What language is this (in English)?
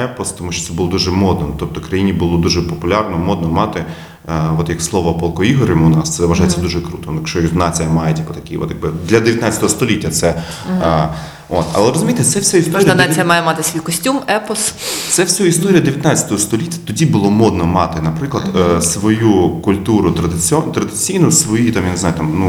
Ukrainian